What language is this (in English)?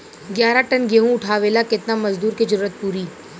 Bhojpuri